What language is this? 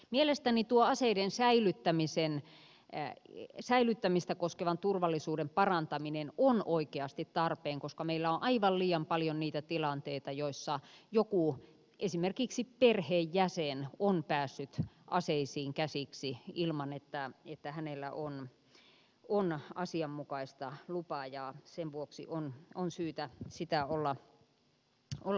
Finnish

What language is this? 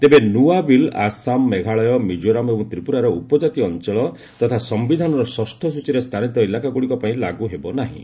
Odia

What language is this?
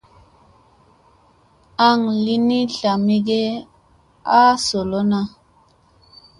Musey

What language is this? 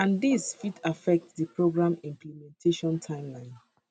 Nigerian Pidgin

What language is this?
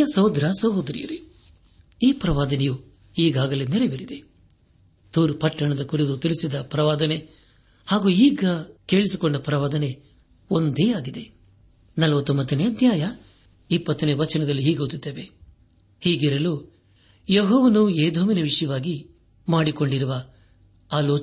Kannada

